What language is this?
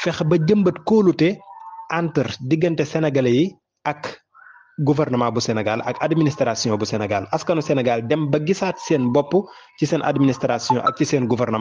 Arabic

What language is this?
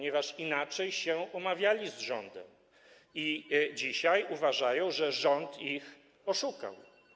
Polish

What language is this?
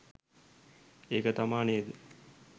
Sinhala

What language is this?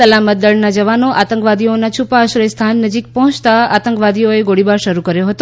Gujarati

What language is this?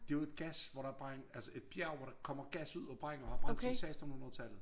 Danish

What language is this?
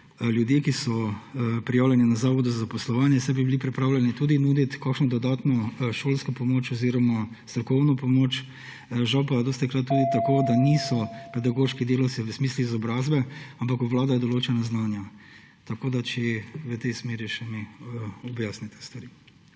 Slovenian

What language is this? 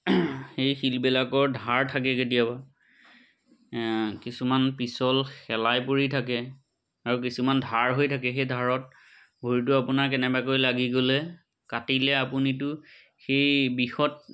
Assamese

